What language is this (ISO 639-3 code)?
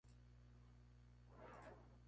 spa